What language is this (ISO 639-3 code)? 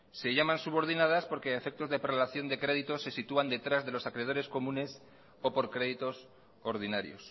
spa